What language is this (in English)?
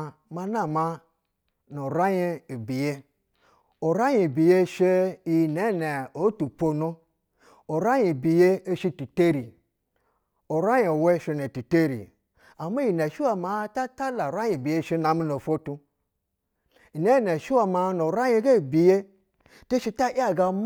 Basa (Nigeria)